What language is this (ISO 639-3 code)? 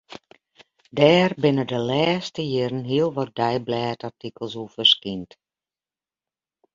fry